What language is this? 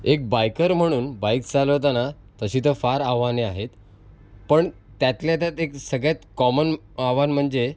Marathi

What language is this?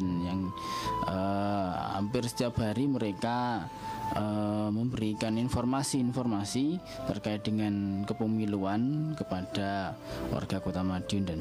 Indonesian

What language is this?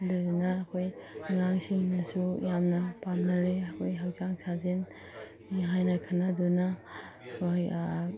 Manipuri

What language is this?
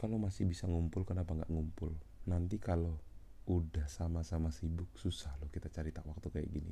Indonesian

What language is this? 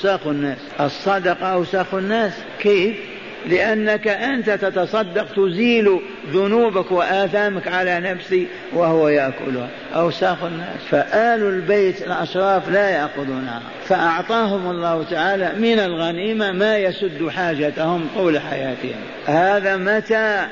Arabic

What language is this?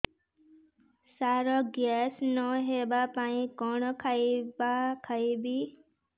Odia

